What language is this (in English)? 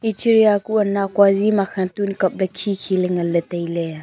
Wancho Naga